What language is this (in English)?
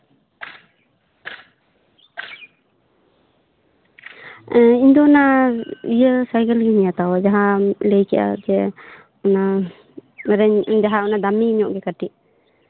Santali